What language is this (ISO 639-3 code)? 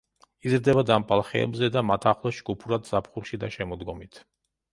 kat